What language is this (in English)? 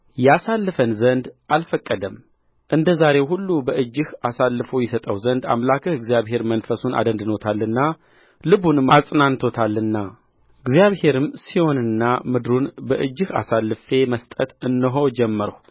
Amharic